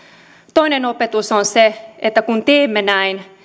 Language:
Finnish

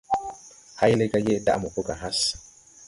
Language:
Tupuri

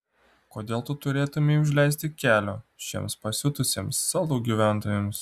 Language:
Lithuanian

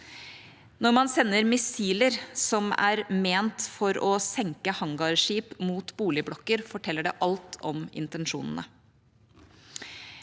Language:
Norwegian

